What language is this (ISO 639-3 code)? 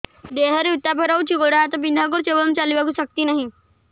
ori